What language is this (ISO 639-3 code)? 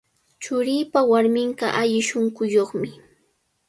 qvl